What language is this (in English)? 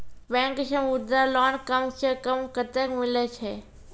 Maithili